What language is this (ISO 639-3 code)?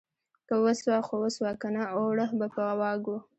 pus